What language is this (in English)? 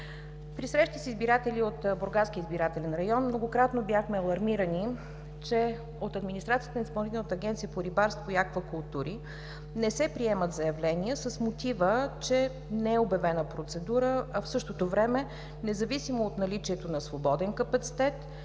Bulgarian